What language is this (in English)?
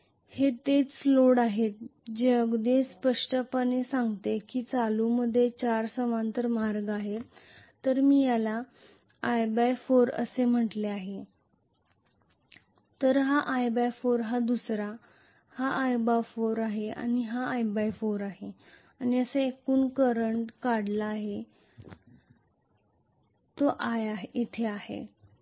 Marathi